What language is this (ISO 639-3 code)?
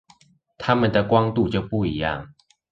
zho